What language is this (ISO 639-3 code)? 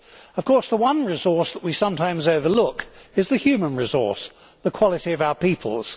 eng